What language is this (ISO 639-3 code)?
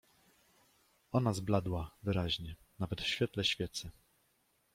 pol